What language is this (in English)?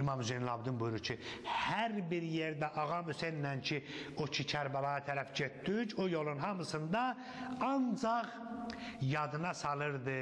Turkish